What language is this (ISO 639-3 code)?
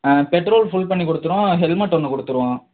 tam